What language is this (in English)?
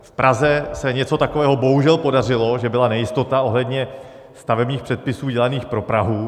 Czech